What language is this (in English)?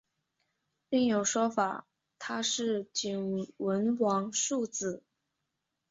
Chinese